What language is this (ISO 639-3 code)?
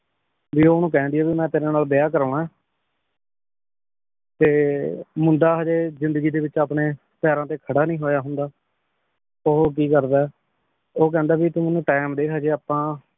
pan